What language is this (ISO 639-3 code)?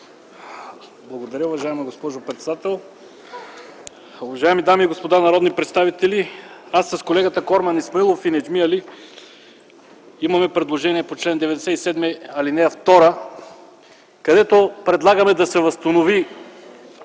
bul